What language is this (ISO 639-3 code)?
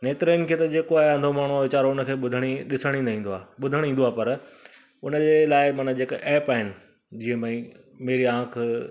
snd